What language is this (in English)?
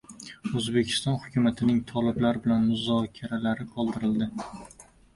Uzbek